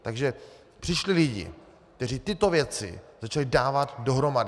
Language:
Czech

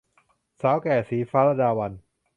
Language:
Thai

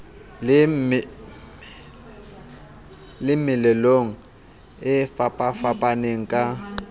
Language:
Southern Sotho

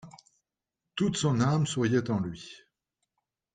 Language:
French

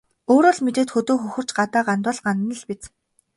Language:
Mongolian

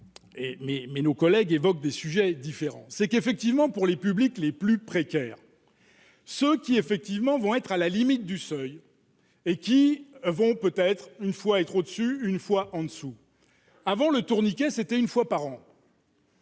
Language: French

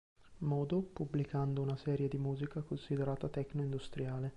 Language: Italian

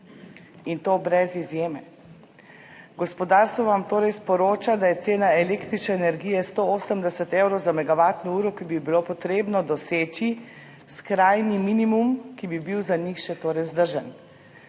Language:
Slovenian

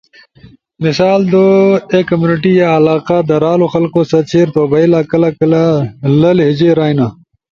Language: Ushojo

